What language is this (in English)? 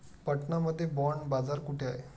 Marathi